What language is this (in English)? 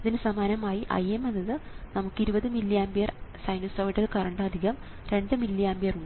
Malayalam